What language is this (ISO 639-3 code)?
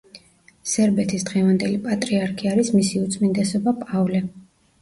kat